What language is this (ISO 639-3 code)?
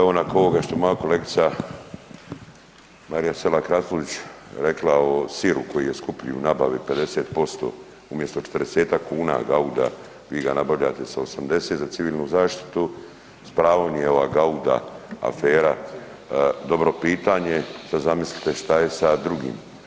hrv